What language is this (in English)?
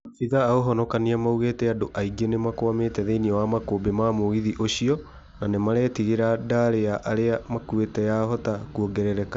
Kikuyu